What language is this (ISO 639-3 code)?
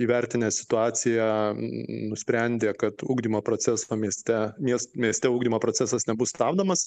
lit